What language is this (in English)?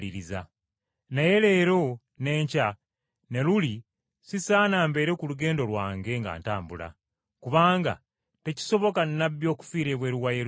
Ganda